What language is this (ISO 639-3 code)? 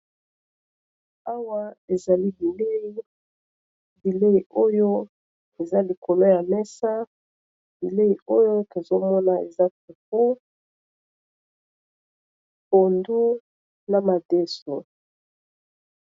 lin